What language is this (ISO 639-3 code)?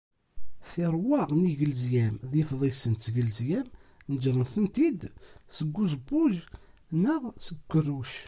kab